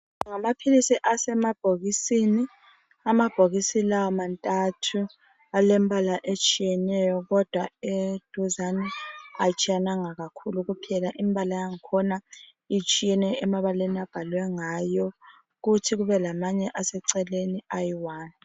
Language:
North Ndebele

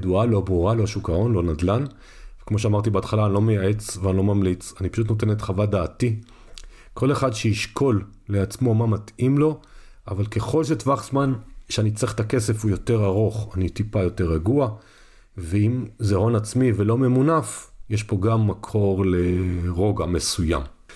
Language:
Hebrew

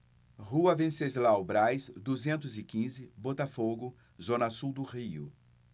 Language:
Portuguese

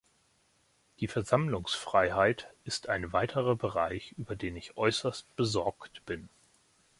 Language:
German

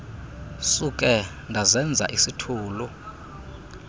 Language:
Xhosa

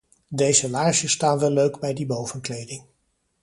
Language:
Dutch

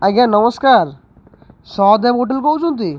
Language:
Odia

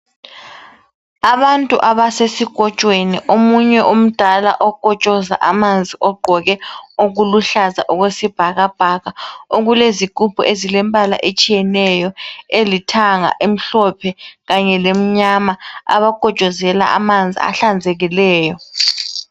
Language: North Ndebele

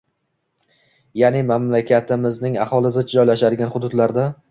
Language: Uzbek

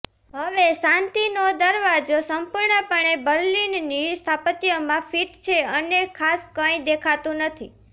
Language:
Gujarati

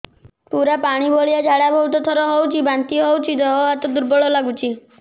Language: Odia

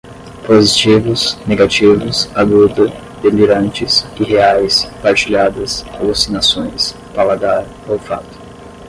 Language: Portuguese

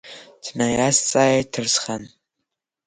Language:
Abkhazian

